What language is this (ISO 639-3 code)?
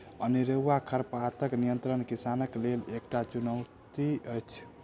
mai